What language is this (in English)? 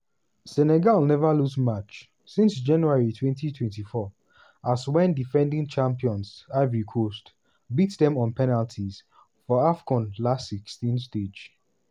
Nigerian Pidgin